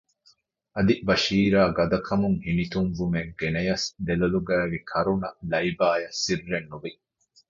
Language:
Divehi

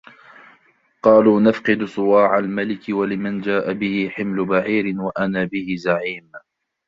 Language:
Arabic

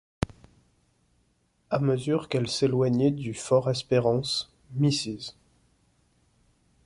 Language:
French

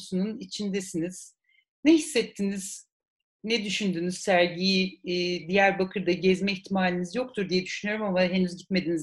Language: Turkish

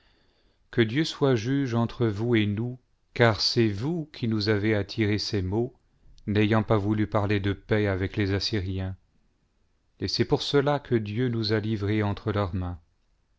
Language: French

